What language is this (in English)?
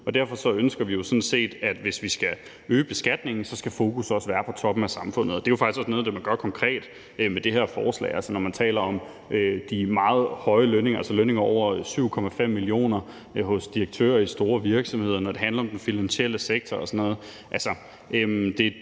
Danish